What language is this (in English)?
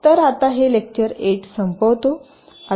Marathi